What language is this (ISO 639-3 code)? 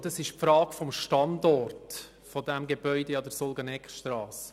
gsw